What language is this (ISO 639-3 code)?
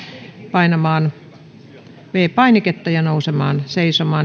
fin